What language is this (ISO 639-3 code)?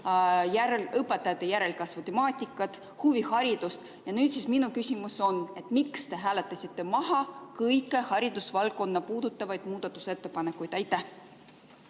est